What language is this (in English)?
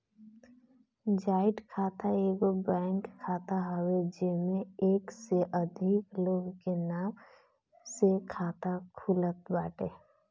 Bhojpuri